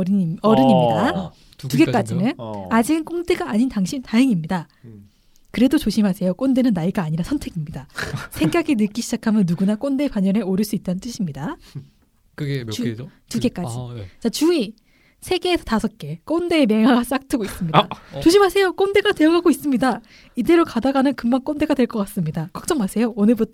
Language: Korean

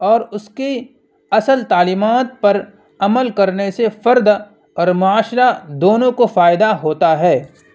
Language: Urdu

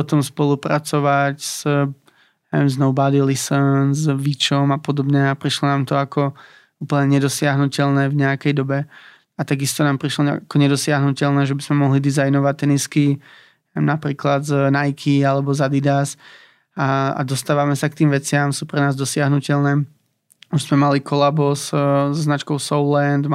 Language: Slovak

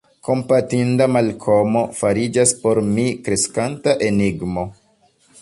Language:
Esperanto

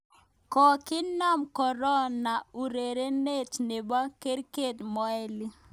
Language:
Kalenjin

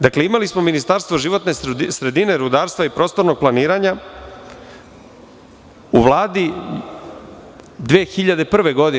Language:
Serbian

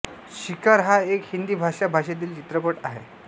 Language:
Marathi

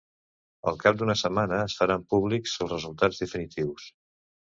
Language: Catalan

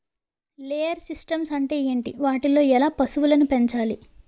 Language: Telugu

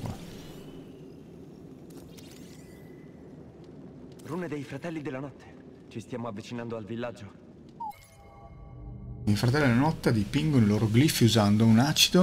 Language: Italian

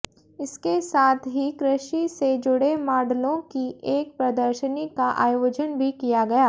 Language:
Hindi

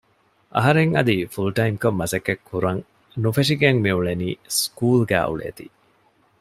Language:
Divehi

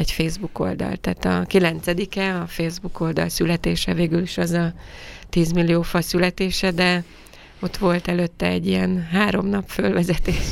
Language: Hungarian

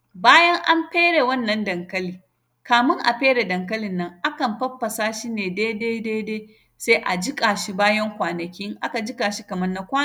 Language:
Hausa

